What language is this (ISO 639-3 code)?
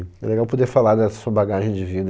por